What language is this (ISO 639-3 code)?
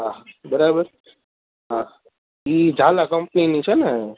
guj